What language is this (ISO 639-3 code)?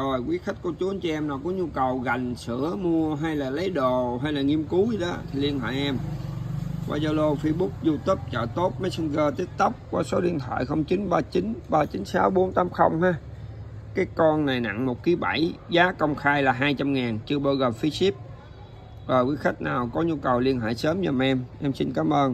vie